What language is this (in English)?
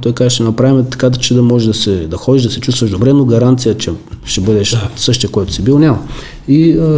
Bulgarian